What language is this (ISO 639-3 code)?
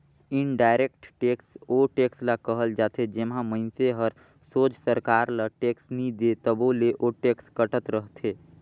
hne